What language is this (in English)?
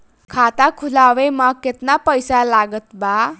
Bhojpuri